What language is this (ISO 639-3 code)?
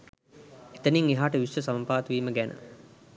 sin